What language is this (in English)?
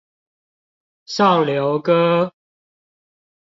Chinese